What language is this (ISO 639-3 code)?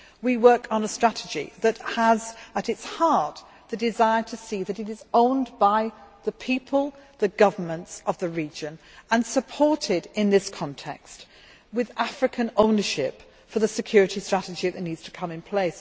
eng